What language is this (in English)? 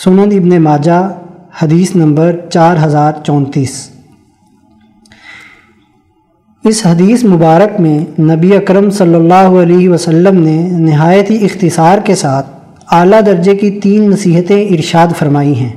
Urdu